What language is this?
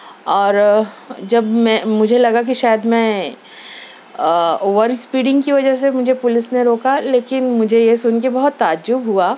Urdu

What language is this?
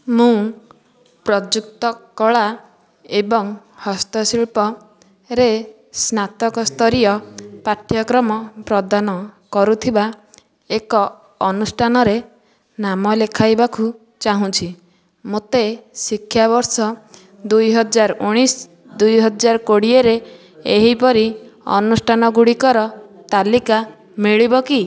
Odia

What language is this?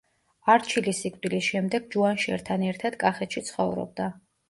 Georgian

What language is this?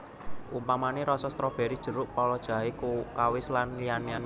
Javanese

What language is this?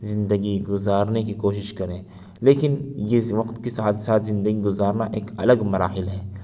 Urdu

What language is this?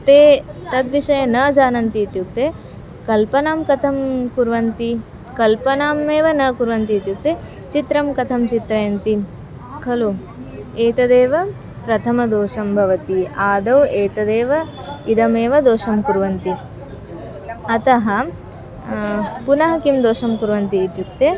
Sanskrit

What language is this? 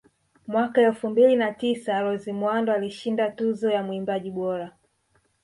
Swahili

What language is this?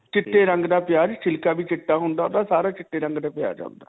Punjabi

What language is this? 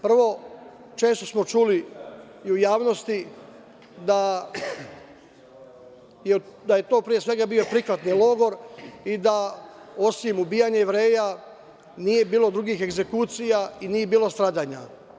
Serbian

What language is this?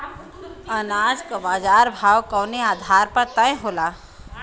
Bhojpuri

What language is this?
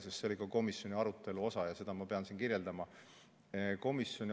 Estonian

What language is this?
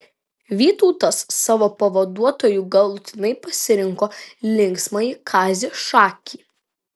Lithuanian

